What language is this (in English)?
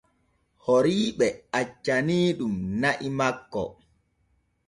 Borgu Fulfulde